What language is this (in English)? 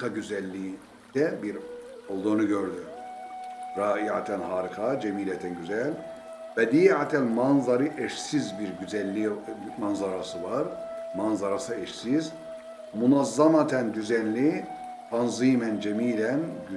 Turkish